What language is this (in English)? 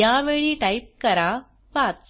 Marathi